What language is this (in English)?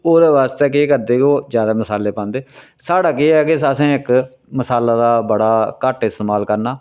Dogri